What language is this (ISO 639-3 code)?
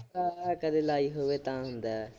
pan